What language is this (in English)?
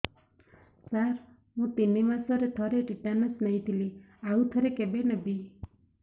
Odia